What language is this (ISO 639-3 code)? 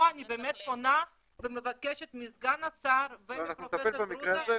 heb